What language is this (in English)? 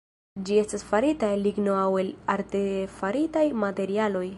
Esperanto